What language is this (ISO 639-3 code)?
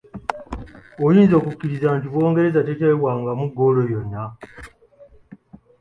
lug